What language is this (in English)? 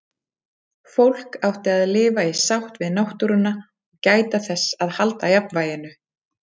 Icelandic